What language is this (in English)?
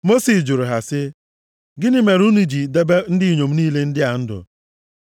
Igbo